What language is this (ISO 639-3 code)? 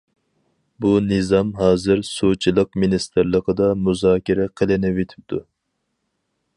uig